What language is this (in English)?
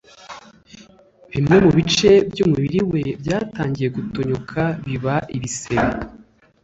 Kinyarwanda